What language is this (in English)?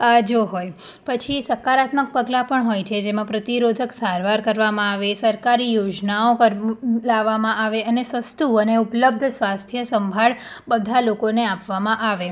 Gujarati